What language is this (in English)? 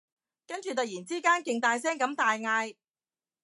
Cantonese